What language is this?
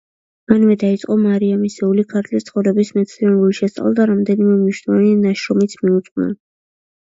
Georgian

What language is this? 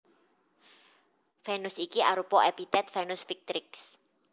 Javanese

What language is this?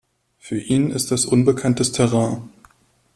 German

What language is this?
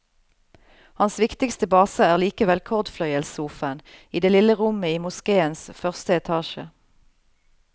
Norwegian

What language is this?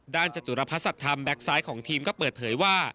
Thai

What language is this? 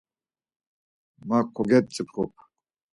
Laz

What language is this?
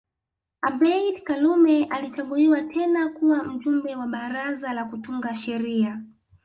Swahili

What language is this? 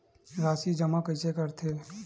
Chhattisgarhi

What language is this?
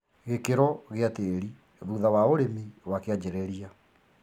Kikuyu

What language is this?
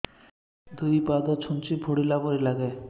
Odia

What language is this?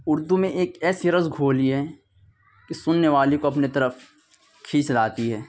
Urdu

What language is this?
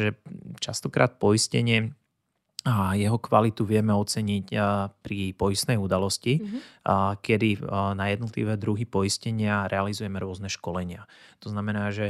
Slovak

